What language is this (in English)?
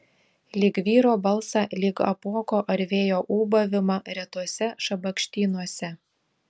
Lithuanian